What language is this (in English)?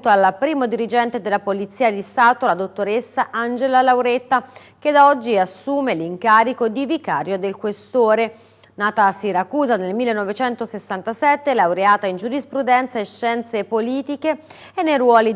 Italian